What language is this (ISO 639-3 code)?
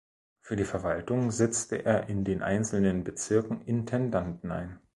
deu